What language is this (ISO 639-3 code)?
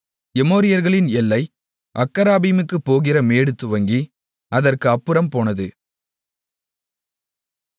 tam